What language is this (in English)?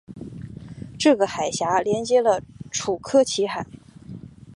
Chinese